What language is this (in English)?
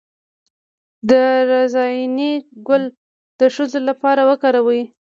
Pashto